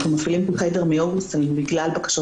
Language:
Hebrew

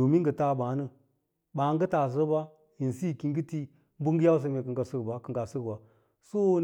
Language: Lala-Roba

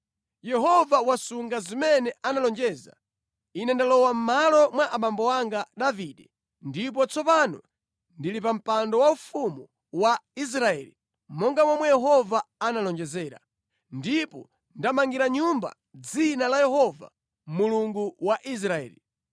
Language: Nyanja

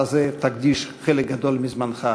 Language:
Hebrew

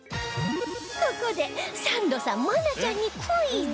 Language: Japanese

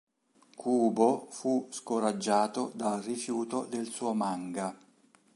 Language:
Italian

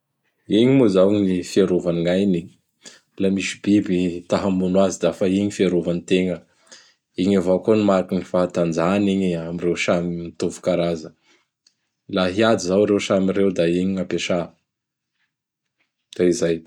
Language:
Bara Malagasy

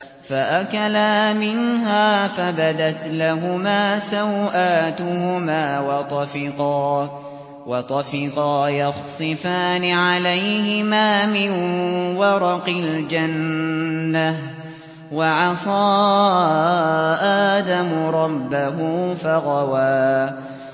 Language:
Arabic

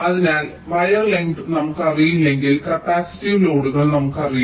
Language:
Malayalam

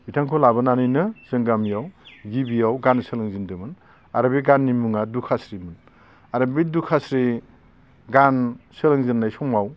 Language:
Bodo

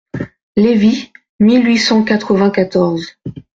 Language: French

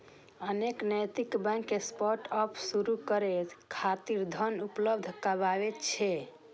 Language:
Maithili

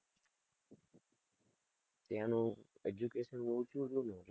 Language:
Gujarati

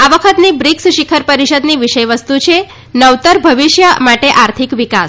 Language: Gujarati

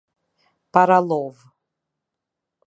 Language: Albanian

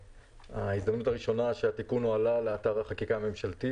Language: Hebrew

